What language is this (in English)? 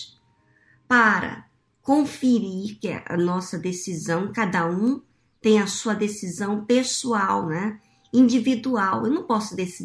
Portuguese